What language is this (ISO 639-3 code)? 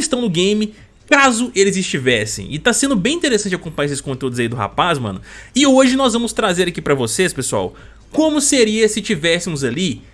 por